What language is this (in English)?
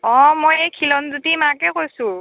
Assamese